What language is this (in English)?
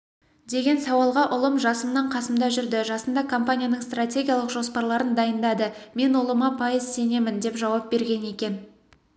Kazakh